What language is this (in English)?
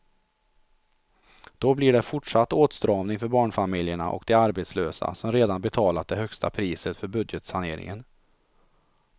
Swedish